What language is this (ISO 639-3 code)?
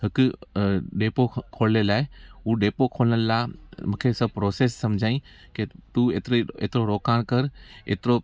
snd